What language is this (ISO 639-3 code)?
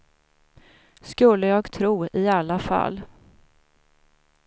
swe